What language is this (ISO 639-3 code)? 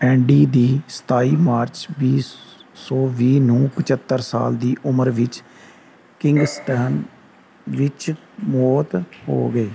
pan